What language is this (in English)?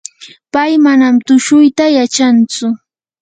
Yanahuanca Pasco Quechua